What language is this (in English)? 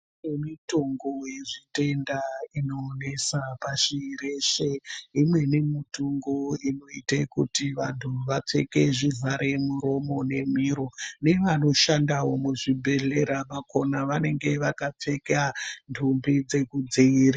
Ndau